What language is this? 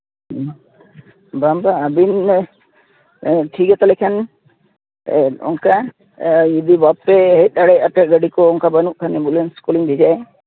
Santali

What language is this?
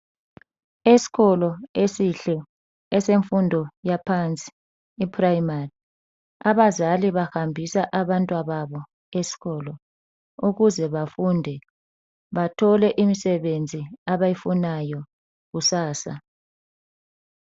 North Ndebele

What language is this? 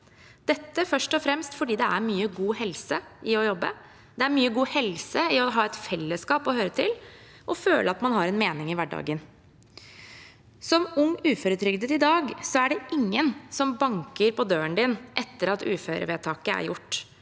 Norwegian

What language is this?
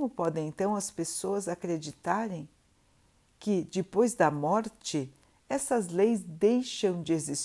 Portuguese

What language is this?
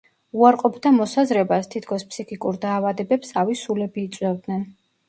Georgian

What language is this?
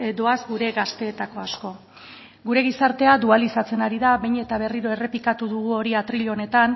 Basque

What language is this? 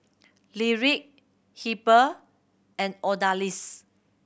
English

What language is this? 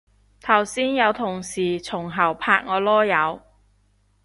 Cantonese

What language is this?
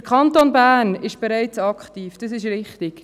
Swiss German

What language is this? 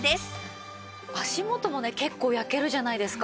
Japanese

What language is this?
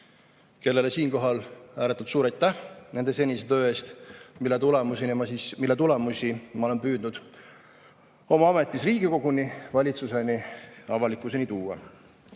Estonian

